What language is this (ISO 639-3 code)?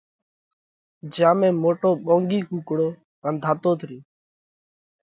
kvx